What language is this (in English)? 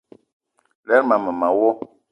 Eton (Cameroon)